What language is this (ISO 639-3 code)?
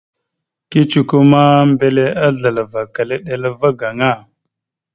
mxu